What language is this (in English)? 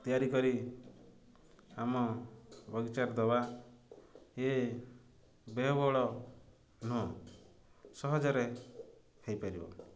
Odia